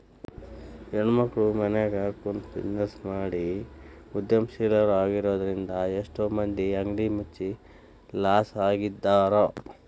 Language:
Kannada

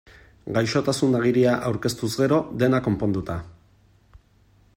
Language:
Basque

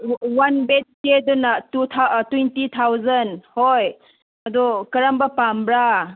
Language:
Manipuri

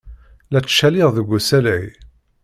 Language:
Kabyle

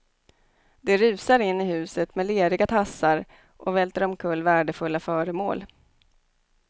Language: Swedish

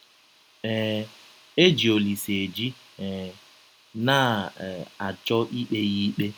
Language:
Igbo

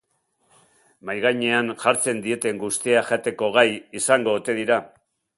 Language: Basque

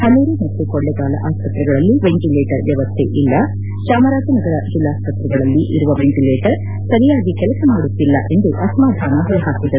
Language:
Kannada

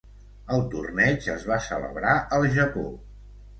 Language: Catalan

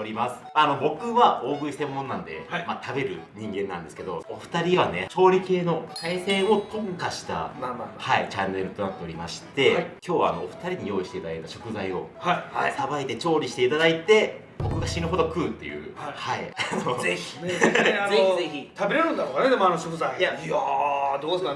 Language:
Japanese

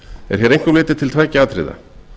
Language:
Icelandic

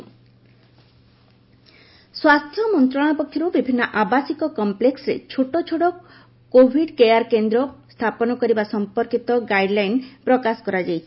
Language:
Odia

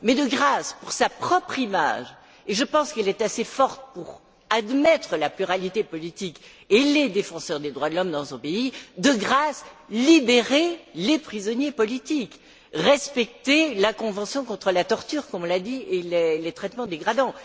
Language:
French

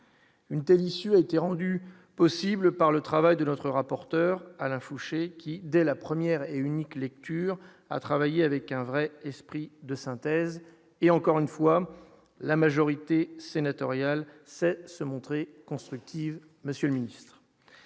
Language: French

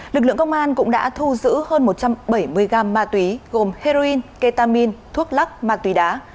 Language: Vietnamese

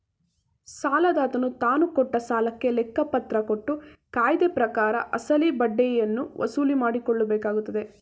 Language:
Kannada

